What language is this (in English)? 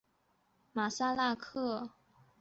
Chinese